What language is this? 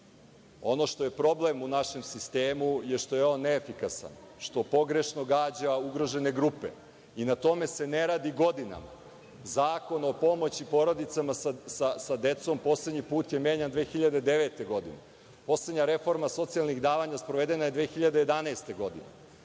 Serbian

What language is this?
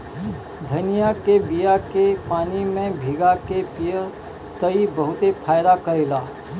Bhojpuri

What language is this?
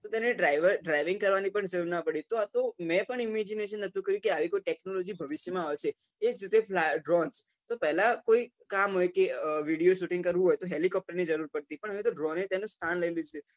Gujarati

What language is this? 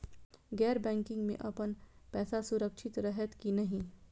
Maithili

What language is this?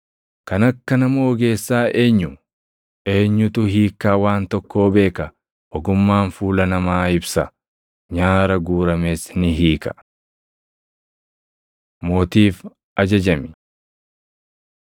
Oromo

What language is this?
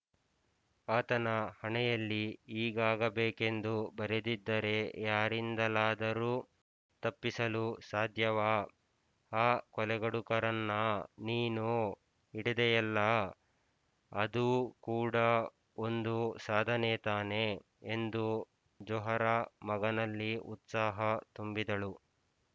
Kannada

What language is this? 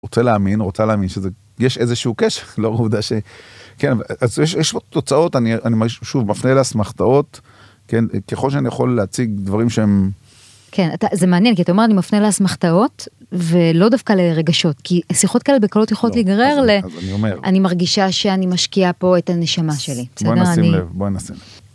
Hebrew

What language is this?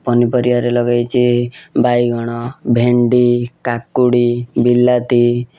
Odia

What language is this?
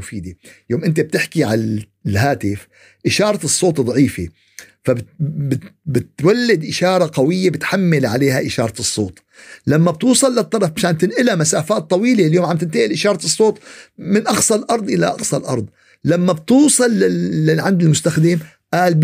Arabic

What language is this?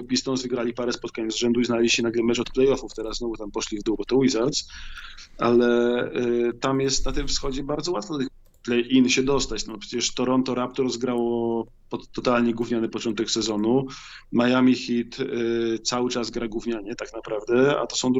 Polish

